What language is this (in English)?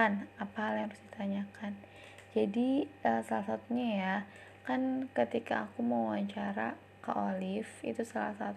Indonesian